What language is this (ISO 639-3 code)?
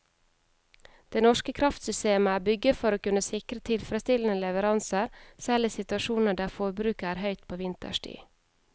nor